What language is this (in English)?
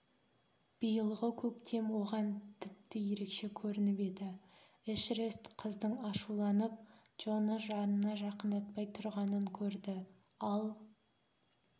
Kazakh